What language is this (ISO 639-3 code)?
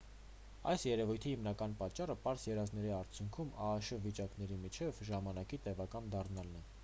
hye